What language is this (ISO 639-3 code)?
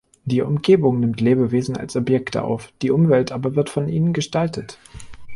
deu